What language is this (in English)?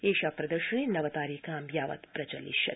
Sanskrit